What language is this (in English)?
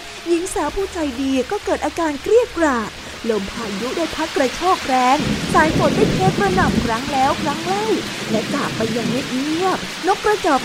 Thai